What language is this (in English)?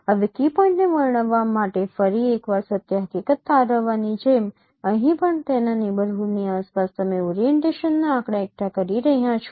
Gujarati